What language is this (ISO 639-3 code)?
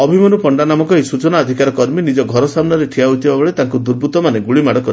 ori